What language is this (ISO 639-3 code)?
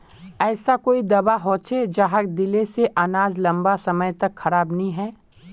mag